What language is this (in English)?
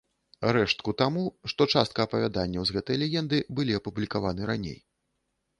Belarusian